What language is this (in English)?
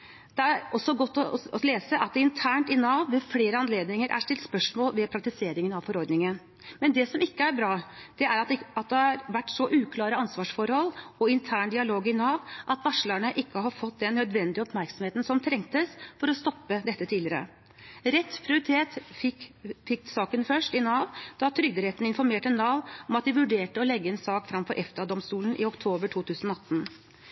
Norwegian Bokmål